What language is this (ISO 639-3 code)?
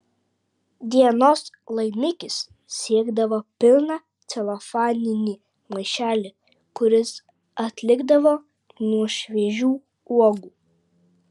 lit